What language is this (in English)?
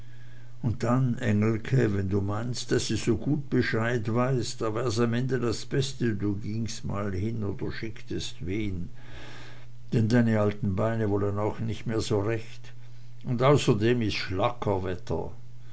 German